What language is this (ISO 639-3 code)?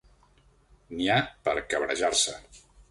cat